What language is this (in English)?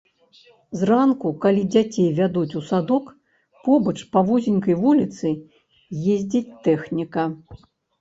Belarusian